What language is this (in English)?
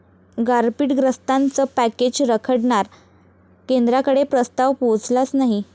Marathi